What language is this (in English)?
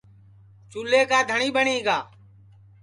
Sansi